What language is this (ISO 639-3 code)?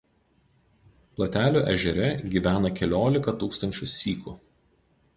lit